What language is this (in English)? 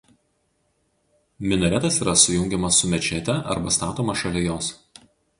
Lithuanian